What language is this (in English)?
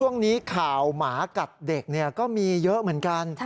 Thai